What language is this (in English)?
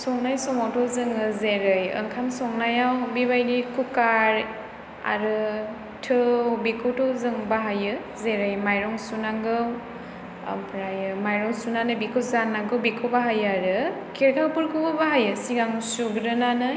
Bodo